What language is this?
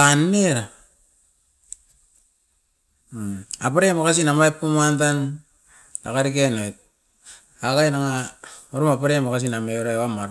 Askopan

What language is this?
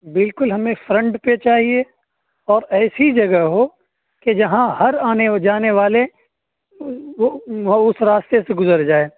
Urdu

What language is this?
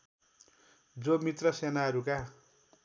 Nepali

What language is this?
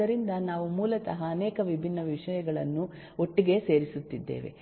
Kannada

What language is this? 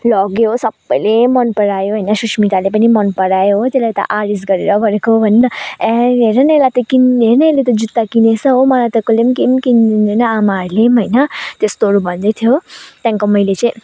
Nepali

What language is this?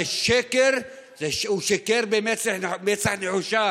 Hebrew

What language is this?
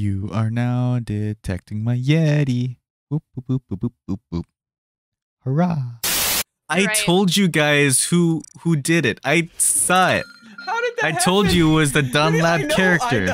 English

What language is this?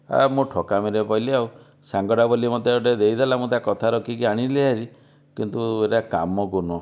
Odia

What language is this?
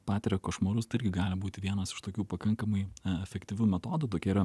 Lithuanian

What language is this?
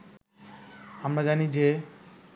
Bangla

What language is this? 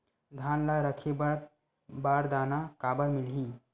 Chhattisgarhi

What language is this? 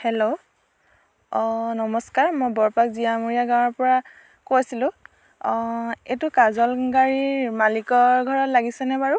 Assamese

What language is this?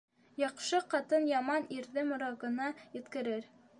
Bashkir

